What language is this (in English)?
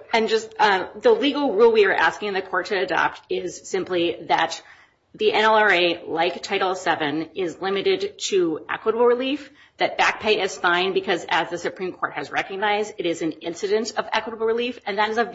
English